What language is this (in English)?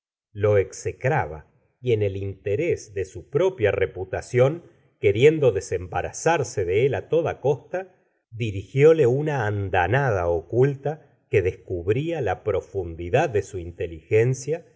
Spanish